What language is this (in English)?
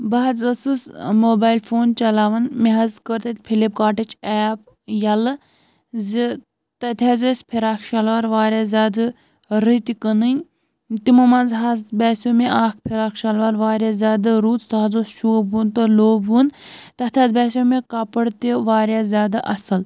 Kashmiri